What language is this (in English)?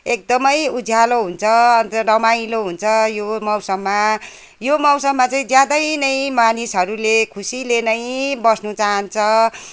Nepali